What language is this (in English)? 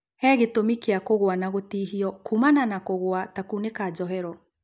Kikuyu